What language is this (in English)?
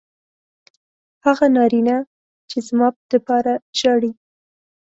Pashto